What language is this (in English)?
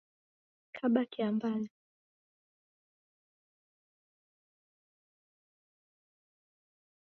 Taita